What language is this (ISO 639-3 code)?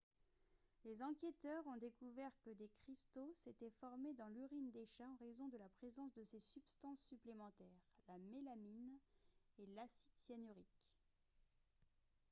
fra